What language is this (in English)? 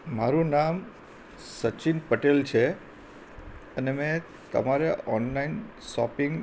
Gujarati